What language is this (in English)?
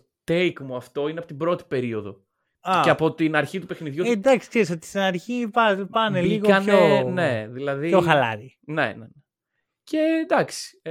Greek